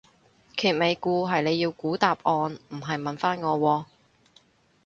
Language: Cantonese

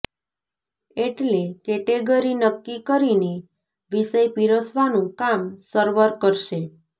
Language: Gujarati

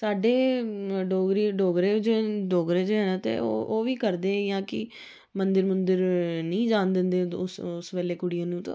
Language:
Dogri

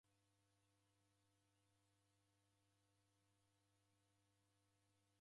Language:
Taita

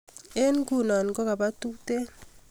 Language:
Kalenjin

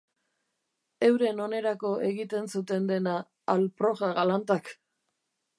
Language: Basque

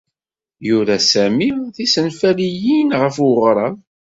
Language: Kabyle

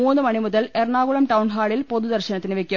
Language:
Malayalam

